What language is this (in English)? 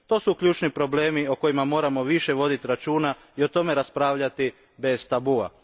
Croatian